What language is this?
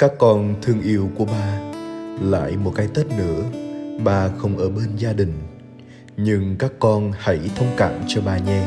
Vietnamese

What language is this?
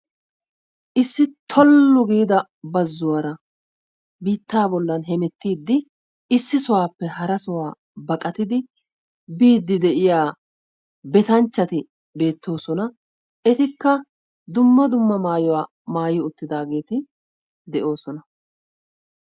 Wolaytta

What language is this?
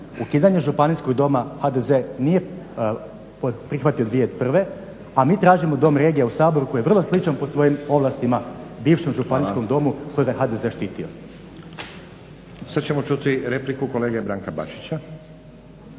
Croatian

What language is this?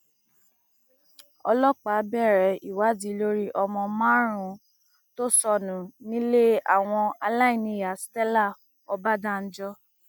Yoruba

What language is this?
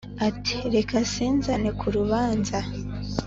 Kinyarwanda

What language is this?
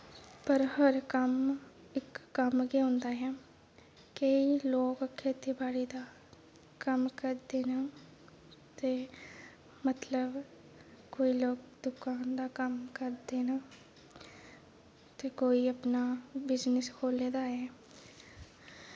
Dogri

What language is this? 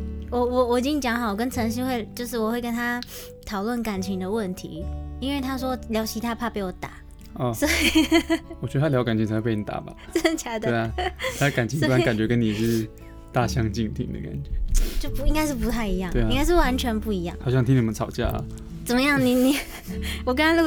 Chinese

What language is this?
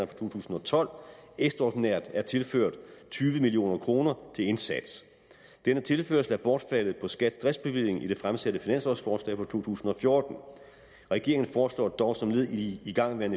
Danish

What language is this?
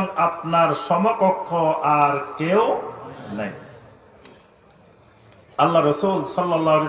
Bangla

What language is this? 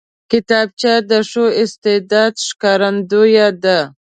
Pashto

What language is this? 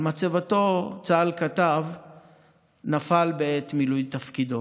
Hebrew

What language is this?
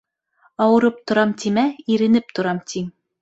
Bashkir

